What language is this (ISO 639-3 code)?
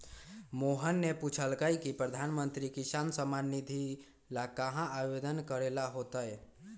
mag